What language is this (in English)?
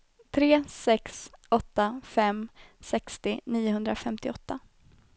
Swedish